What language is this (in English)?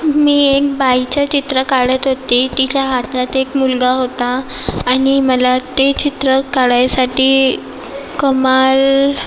Marathi